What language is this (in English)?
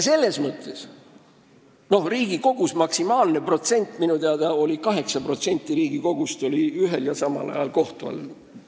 Estonian